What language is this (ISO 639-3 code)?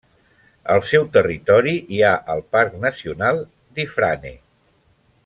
cat